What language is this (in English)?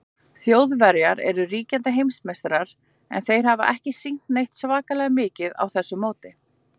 Icelandic